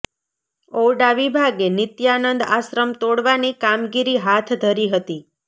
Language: Gujarati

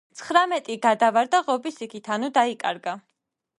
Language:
Georgian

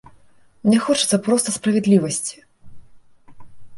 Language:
Belarusian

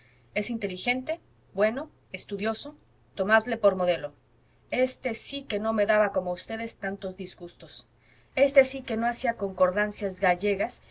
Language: Spanish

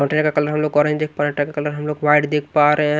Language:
Hindi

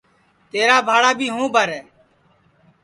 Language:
Sansi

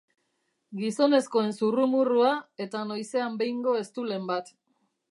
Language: Basque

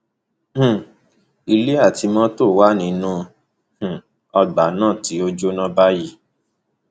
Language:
Yoruba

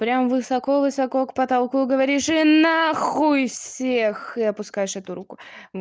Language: Russian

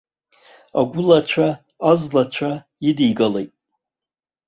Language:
Abkhazian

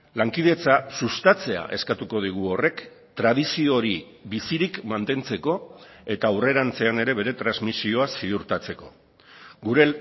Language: Basque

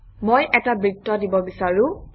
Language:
Assamese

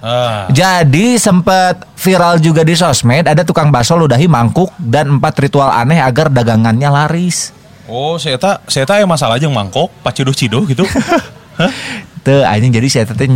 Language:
Indonesian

